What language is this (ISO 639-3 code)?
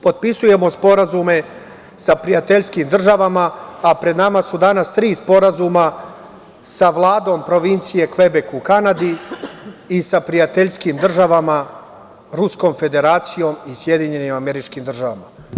srp